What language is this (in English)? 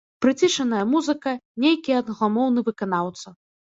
Belarusian